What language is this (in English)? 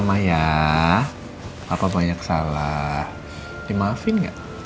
Indonesian